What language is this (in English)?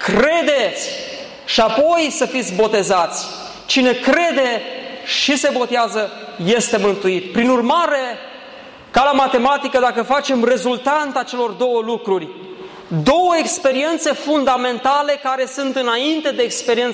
Romanian